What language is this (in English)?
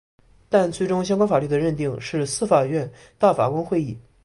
Chinese